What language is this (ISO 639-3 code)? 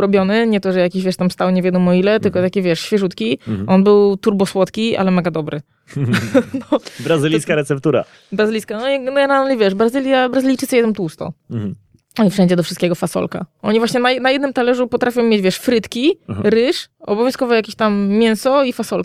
pol